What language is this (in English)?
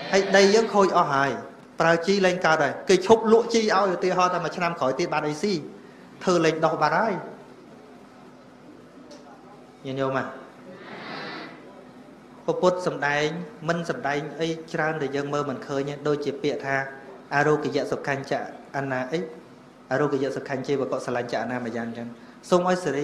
Vietnamese